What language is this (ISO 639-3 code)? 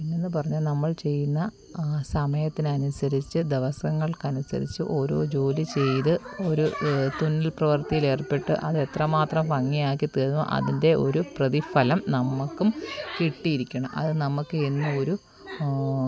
mal